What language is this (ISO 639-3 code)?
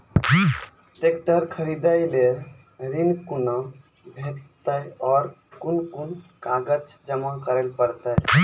mai